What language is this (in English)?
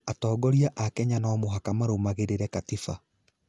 Kikuyu